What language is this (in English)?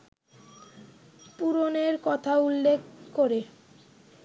Bangla